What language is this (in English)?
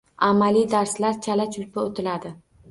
Uzbek